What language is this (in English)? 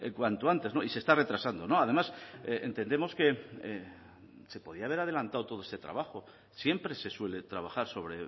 Spanish